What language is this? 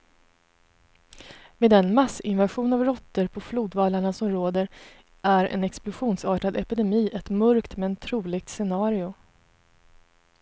Swedish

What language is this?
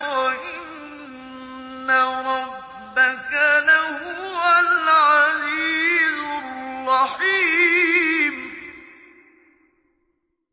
Arabic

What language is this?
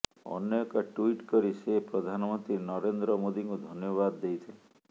Odia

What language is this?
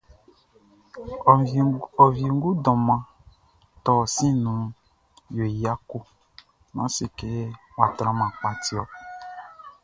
Baoulé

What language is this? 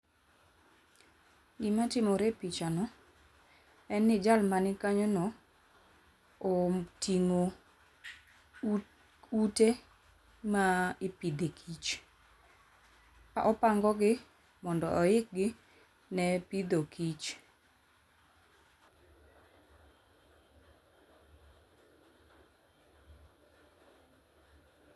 Luo (Kenya and Tanzania)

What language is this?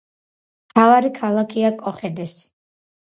Georgian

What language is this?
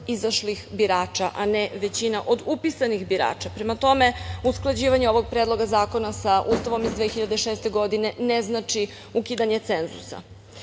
Serbian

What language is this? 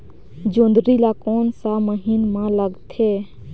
Chhattisgarhi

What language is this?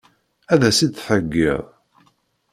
Kabyle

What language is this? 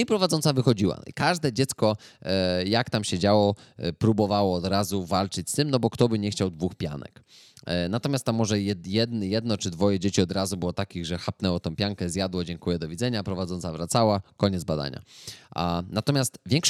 Polish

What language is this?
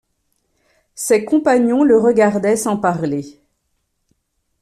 French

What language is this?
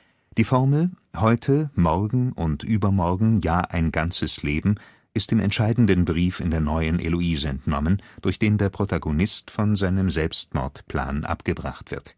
German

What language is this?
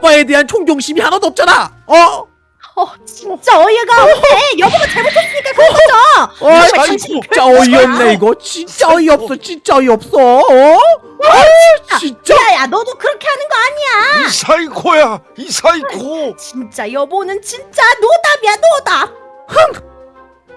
Korean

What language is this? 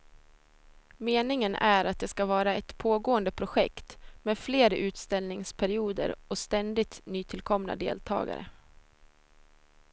Swedish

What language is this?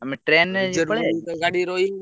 Odia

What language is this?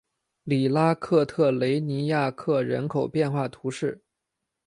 Chinese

